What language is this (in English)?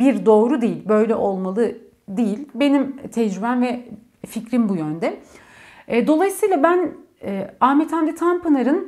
Turkish